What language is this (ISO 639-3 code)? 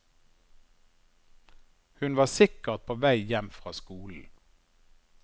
nor